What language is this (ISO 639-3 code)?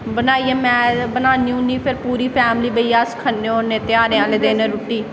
doi